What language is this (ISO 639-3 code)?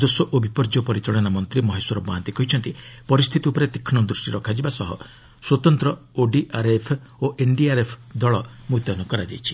ori